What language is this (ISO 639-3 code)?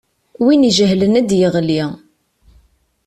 kab